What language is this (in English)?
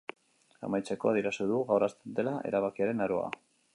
Basque